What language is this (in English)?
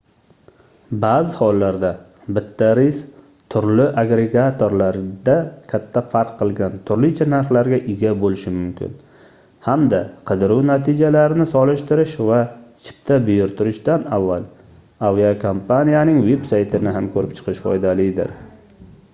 Uzbek